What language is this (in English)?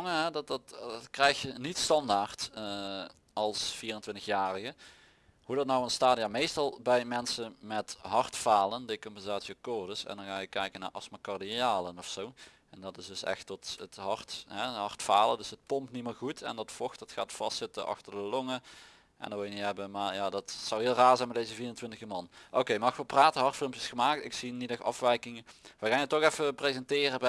Dutch